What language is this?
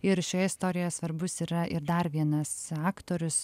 Lithuanian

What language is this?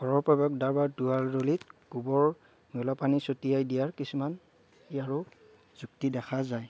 Assamese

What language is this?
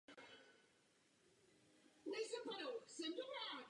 Czech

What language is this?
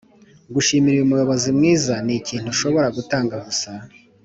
Kinyarwanda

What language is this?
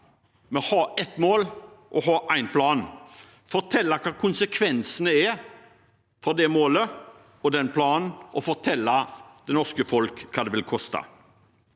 Norwegian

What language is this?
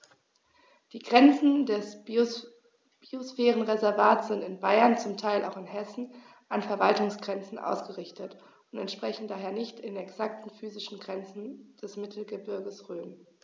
German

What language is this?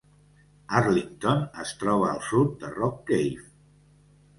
Catalan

